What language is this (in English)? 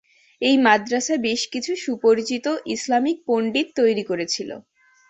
Bangla